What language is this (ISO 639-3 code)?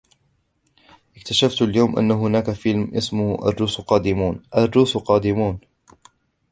ara